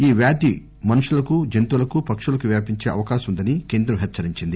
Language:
Telugu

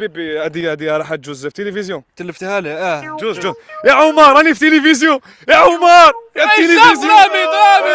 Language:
Arabic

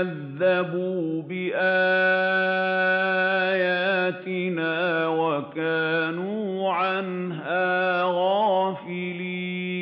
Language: Arabic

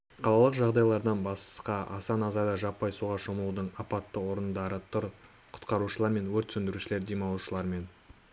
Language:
Kazakh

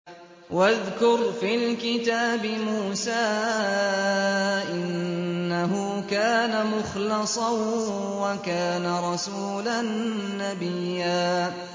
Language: Arabic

